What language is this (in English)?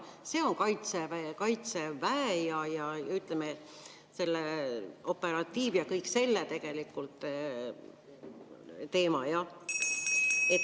Estonian